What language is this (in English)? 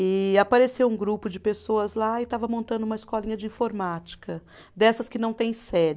Portuguese